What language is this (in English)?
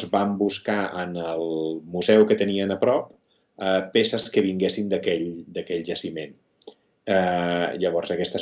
Catalan